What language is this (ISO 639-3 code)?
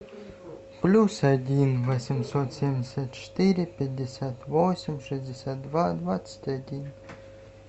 rus